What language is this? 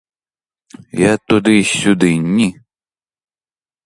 Ukrainian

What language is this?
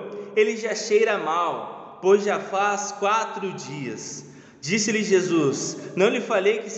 Portuguese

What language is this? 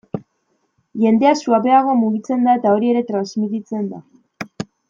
Basque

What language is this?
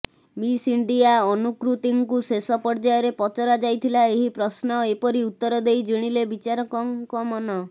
Odia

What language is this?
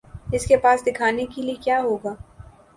Urdu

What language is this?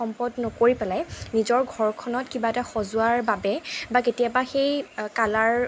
Assamese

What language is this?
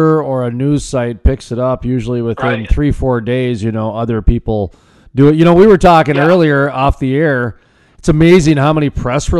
English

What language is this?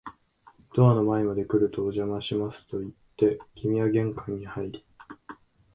Japanese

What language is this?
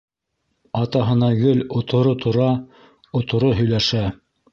Bashkir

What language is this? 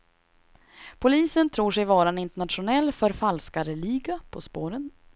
Swedish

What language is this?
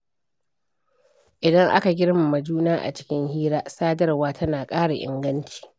Hausa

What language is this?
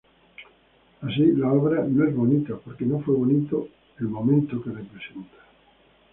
Spanish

